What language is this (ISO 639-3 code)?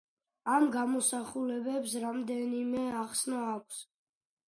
kat